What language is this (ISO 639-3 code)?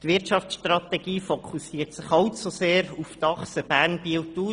gsw